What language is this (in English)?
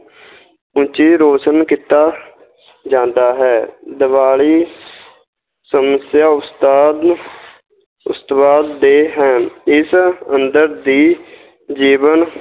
Punjabi